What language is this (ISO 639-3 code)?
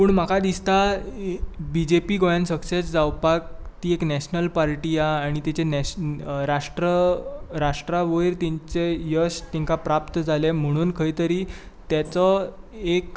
kok